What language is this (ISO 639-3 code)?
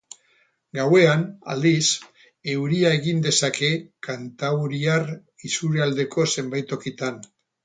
eus